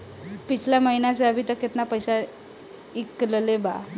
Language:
Bhojpuri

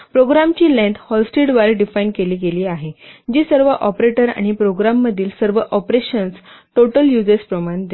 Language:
Marathi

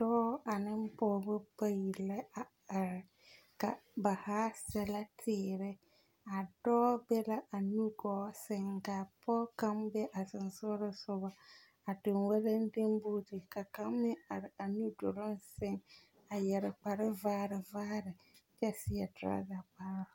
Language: Southern Dagaare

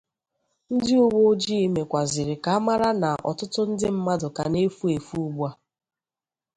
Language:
Igbo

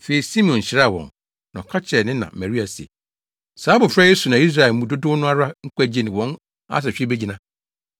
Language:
Akan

